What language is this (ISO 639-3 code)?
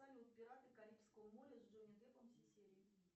rus